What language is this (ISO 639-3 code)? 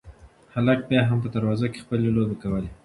pus